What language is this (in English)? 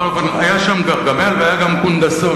Hebrew